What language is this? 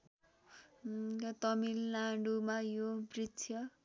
Nepali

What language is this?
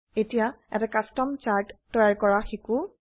Assamese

